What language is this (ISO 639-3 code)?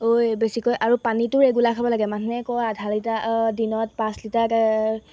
asm